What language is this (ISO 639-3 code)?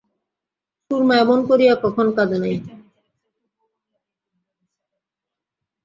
ben